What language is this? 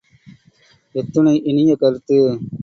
Tamil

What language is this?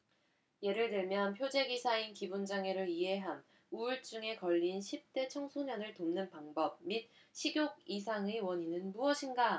Korean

